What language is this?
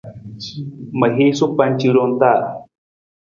Nawdm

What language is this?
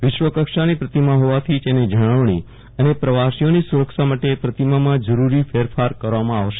Gujarati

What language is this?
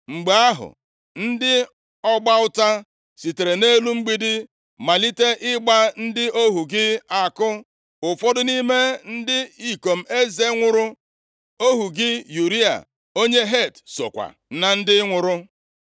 Igbo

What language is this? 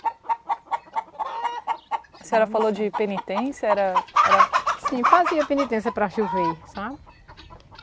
Portuguese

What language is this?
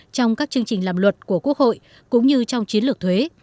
Vietnamese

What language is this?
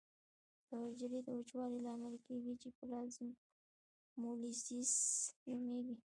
Pashto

